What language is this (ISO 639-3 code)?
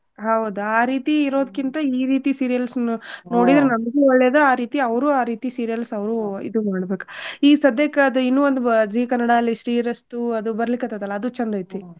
kan